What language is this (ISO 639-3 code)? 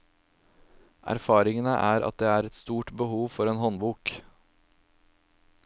nor